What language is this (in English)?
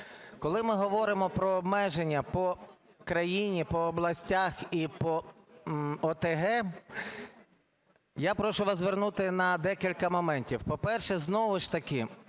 Ukrainian